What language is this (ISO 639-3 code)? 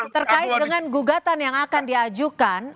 ind